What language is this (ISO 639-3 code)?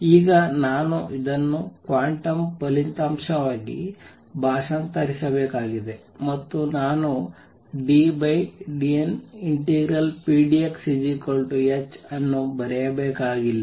kan